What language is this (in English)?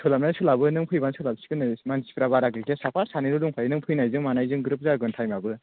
Bodo